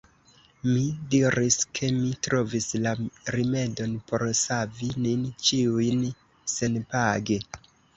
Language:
Esperanto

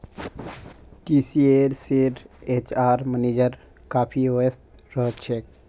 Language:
Magahi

